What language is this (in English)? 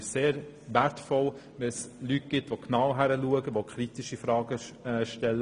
Swiss German